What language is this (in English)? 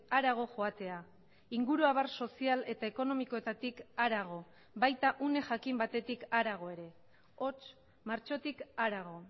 Basque